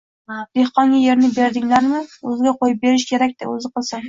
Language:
Uzbek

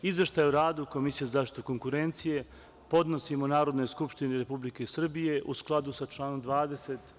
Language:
Serbian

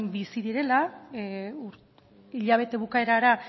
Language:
Basque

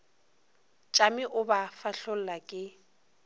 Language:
Northern Sotho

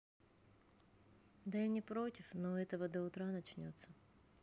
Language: Russian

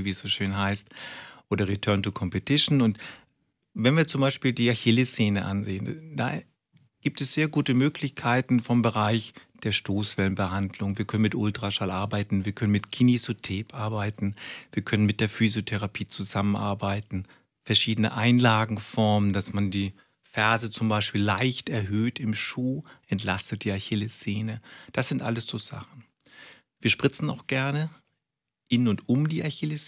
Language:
German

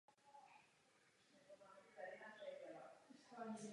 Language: Czech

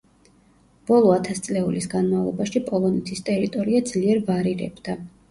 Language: Georgian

